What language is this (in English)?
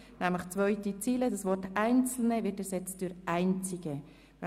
Swiss German